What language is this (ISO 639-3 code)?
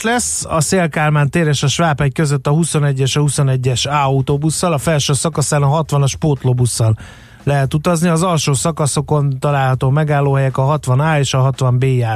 hun